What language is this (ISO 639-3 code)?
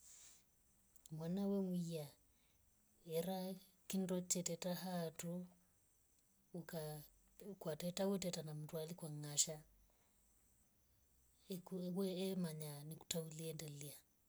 rof